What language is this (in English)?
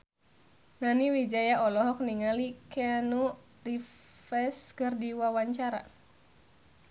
Sundanese